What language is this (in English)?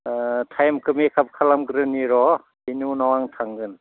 Bodo